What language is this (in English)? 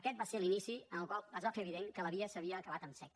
Catalan